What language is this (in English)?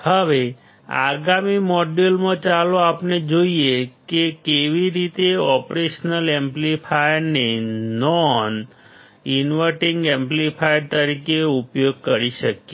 Gujarati